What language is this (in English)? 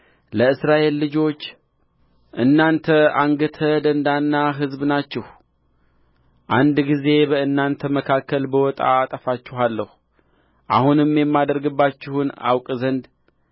Amharic